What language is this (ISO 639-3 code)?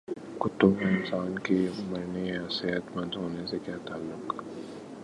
urd